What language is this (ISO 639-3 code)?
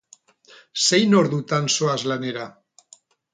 eus